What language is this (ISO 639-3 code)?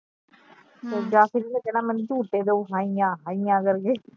pan